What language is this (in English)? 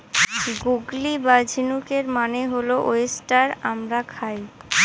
Bangla